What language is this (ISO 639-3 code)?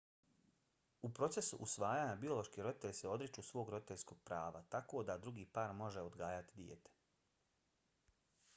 bos